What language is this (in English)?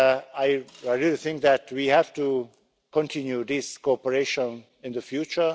English